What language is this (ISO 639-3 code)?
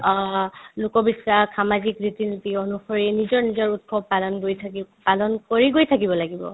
asm